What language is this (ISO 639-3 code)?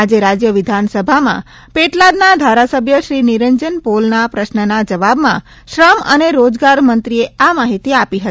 guj